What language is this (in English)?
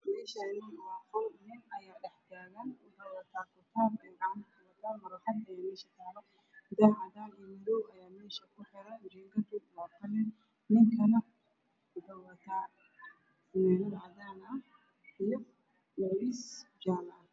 Somali